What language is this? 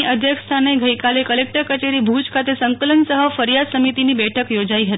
Gujarati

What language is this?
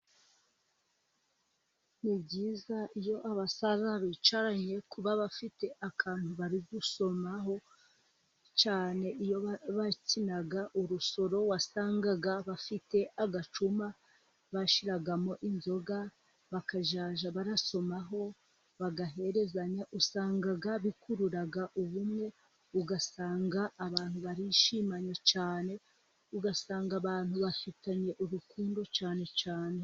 Kinyarwanda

